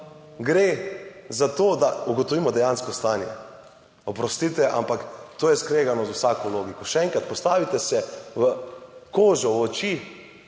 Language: Slovenian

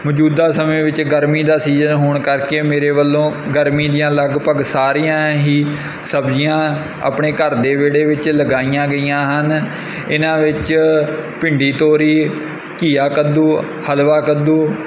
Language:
Punjabi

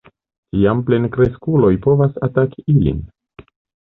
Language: Esperanto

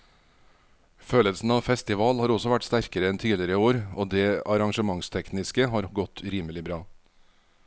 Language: Norwegian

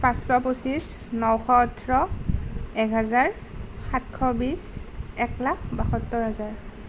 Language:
Assamese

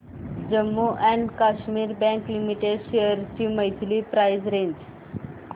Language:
Marathi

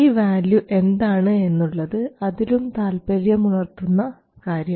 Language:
Malayalam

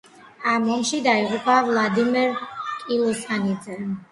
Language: Georgian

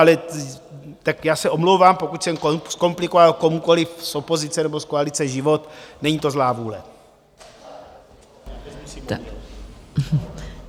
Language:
Czech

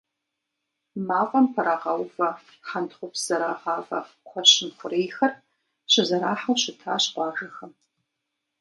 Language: Kabardian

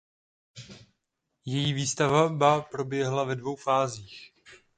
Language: Czech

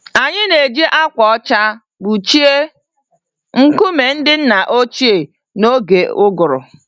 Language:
Igbo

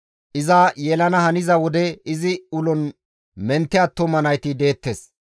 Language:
Gamo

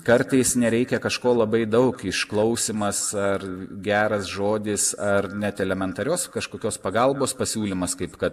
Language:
Lithuanian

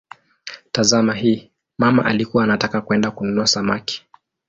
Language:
Swahili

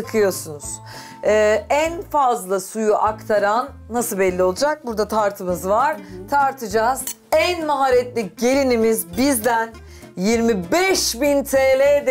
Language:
Turkish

